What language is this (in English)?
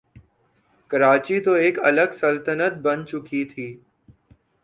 Urdu